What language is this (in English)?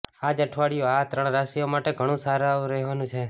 Gujarati